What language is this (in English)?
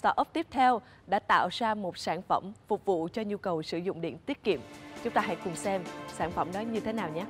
Vietnamese